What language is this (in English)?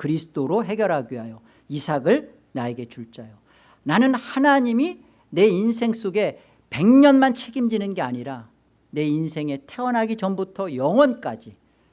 Korean